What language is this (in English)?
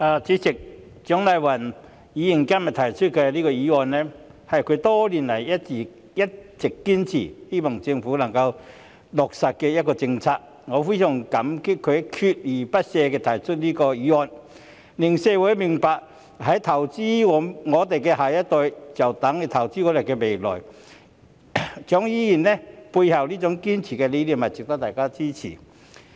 Cantonese